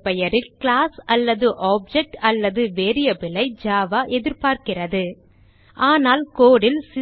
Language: Tamil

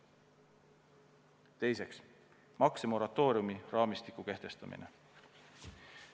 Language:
Estonian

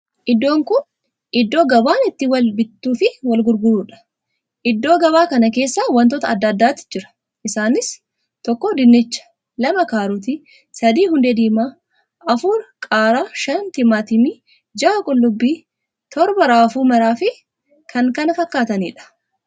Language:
Oromo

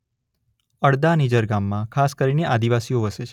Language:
Gujarati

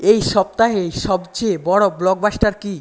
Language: Bangla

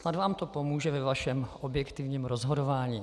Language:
Czech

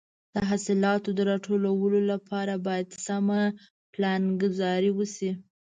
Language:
Pashto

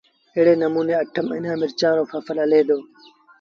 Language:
Sindhi Bhil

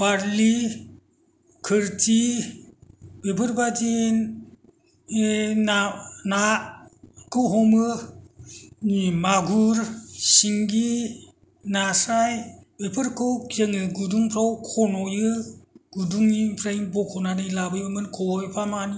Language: Bodo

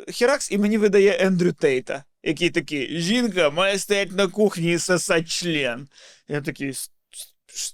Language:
Ukrainian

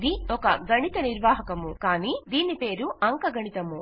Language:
Telugu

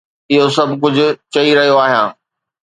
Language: Sindhi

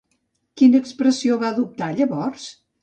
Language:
Catalan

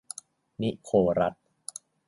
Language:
Thai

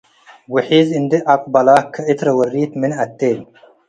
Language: Tigre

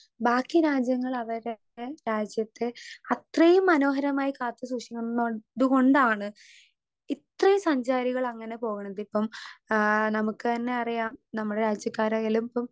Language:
Malayalam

